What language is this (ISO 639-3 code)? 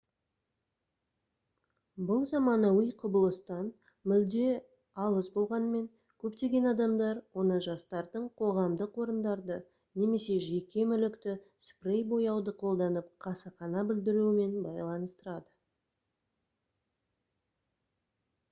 kaz